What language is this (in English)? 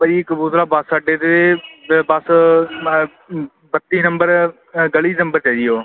Punjabi